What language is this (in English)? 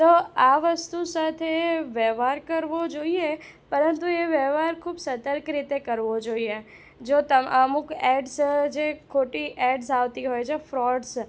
Gujarati